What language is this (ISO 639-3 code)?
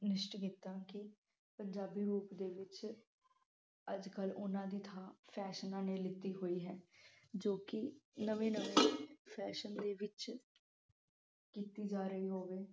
pan